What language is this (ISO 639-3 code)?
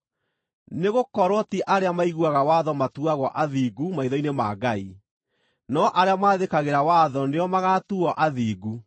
kik